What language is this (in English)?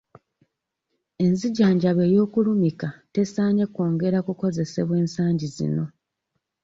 Ganda